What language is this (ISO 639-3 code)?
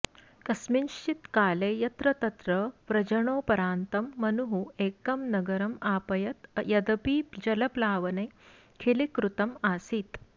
san